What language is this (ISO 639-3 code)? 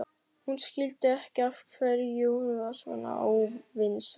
isl